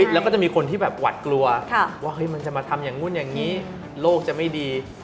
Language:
Thai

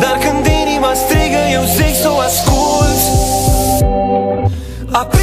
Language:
Romanian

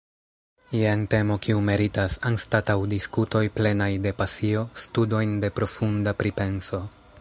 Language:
Esperanto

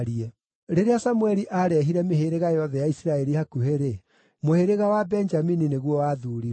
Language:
Kikuyu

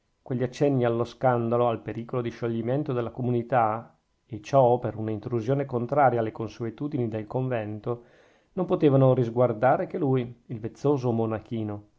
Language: Italian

